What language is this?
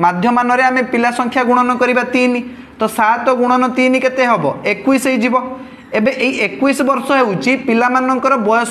Hindi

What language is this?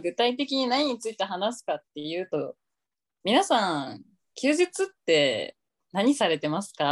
Japanese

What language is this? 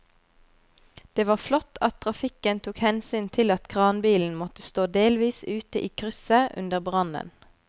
Norwegian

